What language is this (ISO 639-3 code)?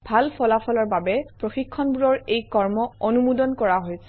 asm